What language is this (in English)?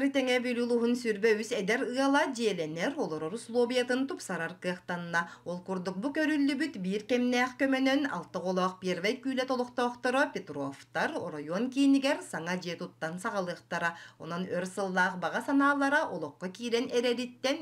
Turkish